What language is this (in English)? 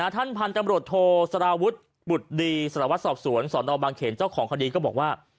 Thai